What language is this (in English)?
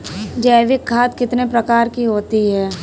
Hindi